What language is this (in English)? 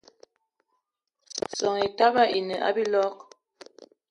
Eton (Cameroon)